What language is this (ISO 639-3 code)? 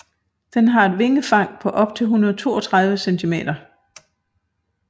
dan